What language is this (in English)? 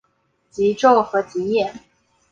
Chinese